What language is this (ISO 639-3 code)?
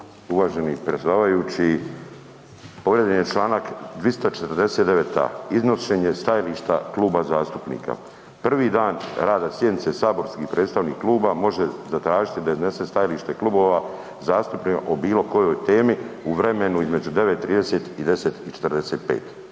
hrv